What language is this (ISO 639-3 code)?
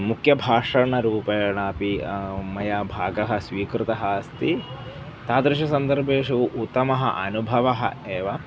san